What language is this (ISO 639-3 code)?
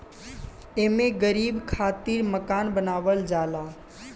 bho